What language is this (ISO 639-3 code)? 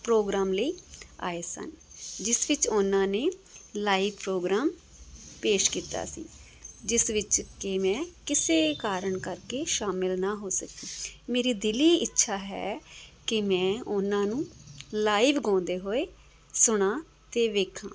pan